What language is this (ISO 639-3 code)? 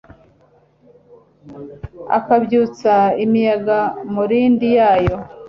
kin